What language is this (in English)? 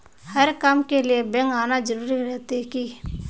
Magahi